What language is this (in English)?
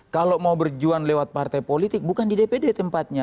Indonesian